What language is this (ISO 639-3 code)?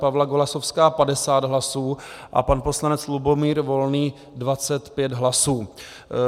ces